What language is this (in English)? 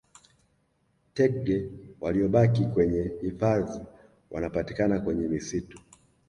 Swahili